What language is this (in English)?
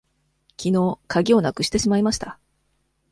Japanese